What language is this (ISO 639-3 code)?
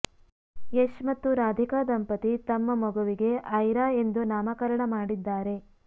kan